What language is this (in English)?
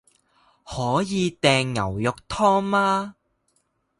Chinese